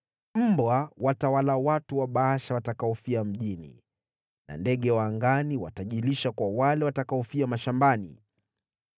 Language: Swahili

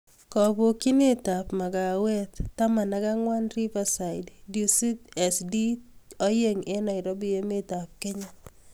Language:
Kalenjin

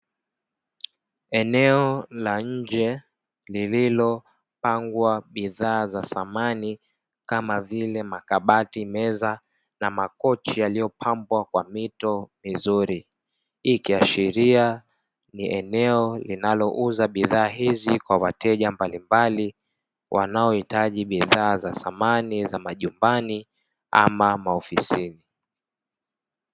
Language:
Swahili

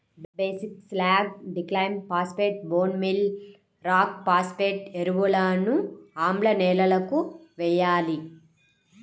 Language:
Telugu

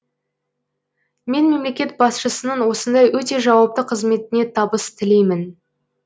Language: Kazakh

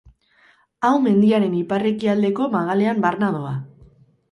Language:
Basque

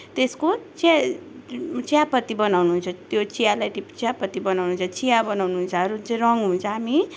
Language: Nepali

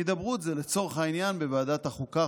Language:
Hebrew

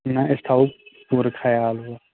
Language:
Kashmiri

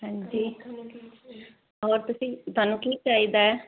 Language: Punjabi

